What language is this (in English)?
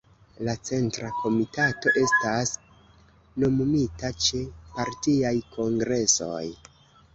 Esperanto